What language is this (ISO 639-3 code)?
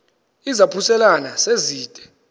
xho